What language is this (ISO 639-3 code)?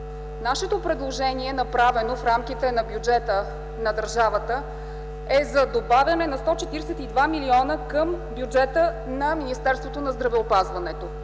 bul